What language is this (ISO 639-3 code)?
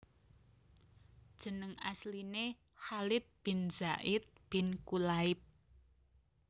jav